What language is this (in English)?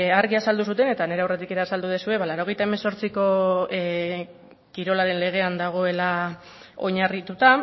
Basque